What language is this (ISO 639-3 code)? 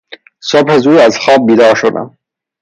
fas